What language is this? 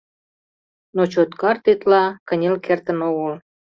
Mari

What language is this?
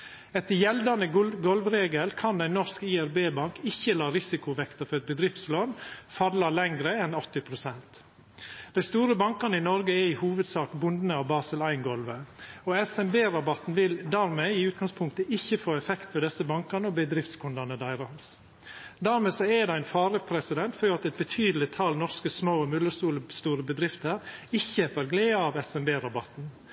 Norwegian Nynorsk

